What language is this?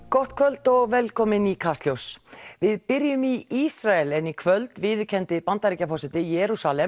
Icelandic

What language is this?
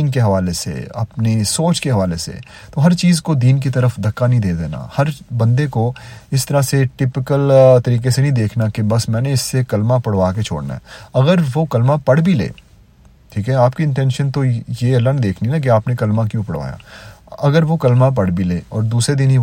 Urdu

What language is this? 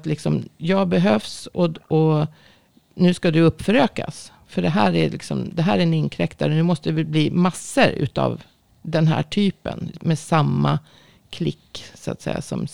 Swedish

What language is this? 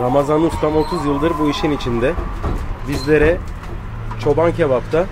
Turkish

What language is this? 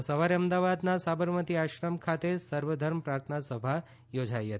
Gujarati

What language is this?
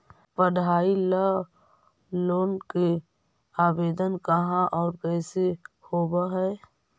Magahi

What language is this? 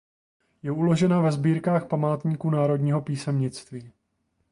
Czech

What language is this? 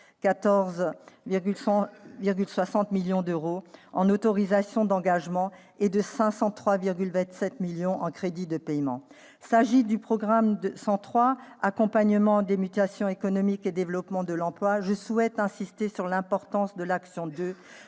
French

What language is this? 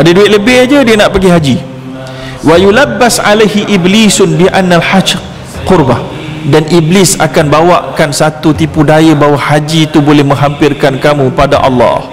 Malay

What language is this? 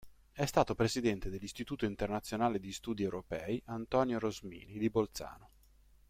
Italian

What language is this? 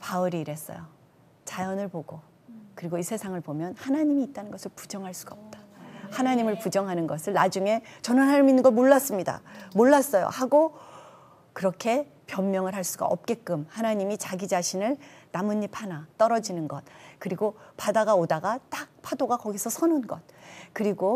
Korean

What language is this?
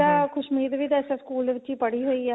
Punjabi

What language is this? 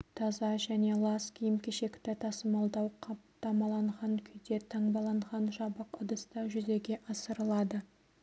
Kazakh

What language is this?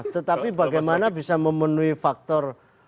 Indonesian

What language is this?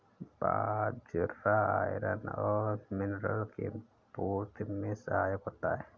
Hindi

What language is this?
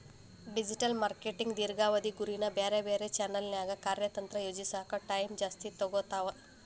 Kannada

